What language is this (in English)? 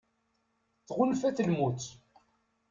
Kabyle